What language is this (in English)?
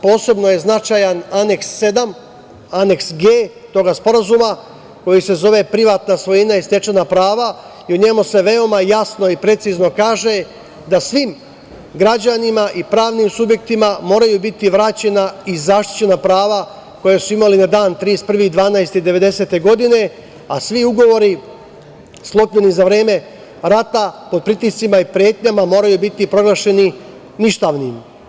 Serbian